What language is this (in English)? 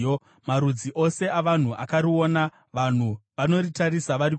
Shona